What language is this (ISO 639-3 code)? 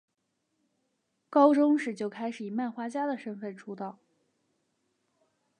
zho